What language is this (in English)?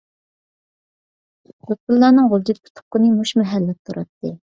Uyghur